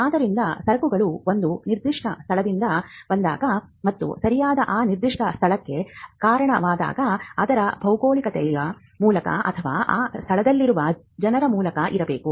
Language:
Kannada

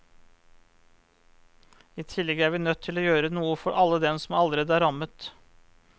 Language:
Norwegian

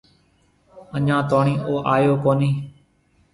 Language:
Marwari (Pakistan)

